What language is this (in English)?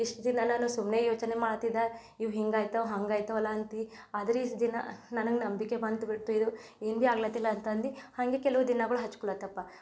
Kannada